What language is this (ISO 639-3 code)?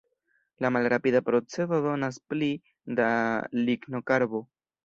epo